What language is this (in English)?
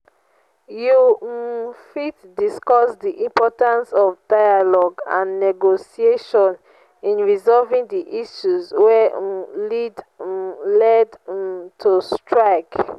Nigerian Pidgin